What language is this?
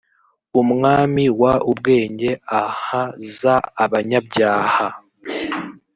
Kinyarwanda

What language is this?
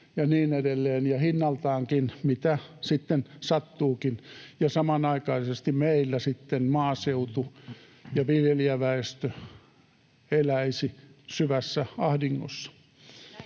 Finnish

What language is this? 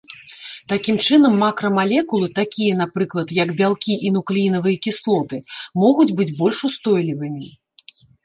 Belarusian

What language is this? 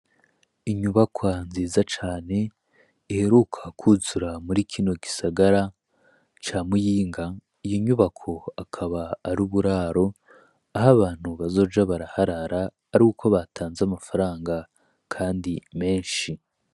Rundi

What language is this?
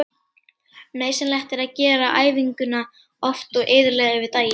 Icelandic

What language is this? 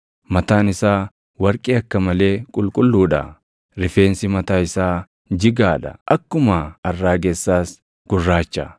Oromo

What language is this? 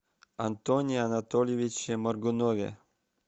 Russian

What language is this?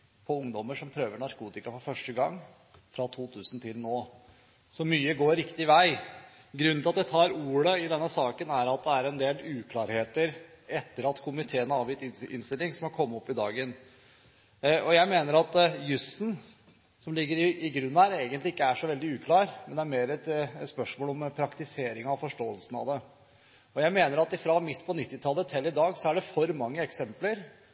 Norwegian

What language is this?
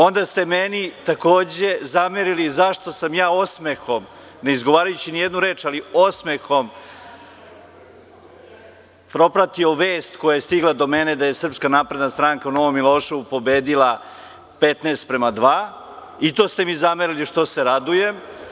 Serbian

